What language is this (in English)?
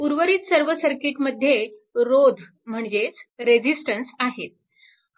Marathi